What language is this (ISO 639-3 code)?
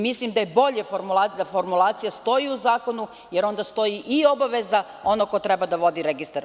srp